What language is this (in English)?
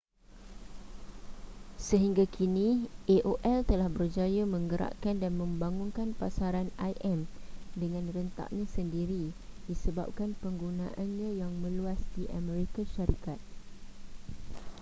Malay